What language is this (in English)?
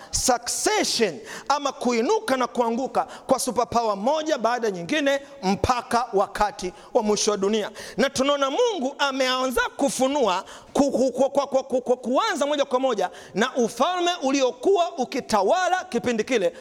Swahili